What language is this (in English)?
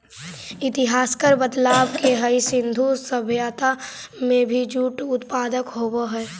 Magahi